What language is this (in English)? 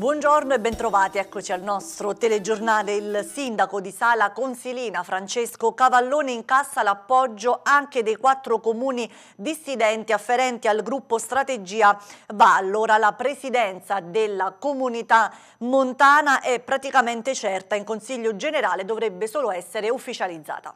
Italian